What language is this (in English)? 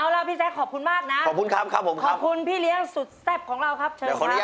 Thai